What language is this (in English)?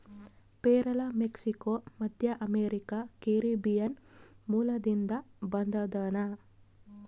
Kannada